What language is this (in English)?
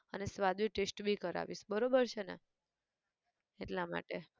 Gujarati